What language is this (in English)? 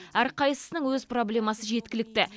Kazakh